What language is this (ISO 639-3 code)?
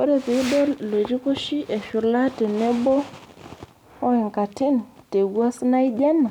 mas